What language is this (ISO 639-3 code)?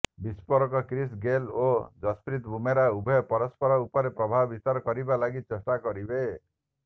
ori